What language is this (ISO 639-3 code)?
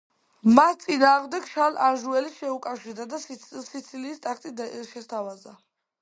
kat